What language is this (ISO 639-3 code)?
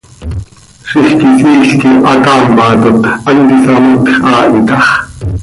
sei